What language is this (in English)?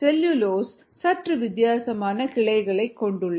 Tamil